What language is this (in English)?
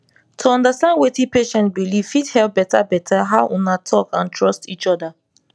Nigerian Pidgin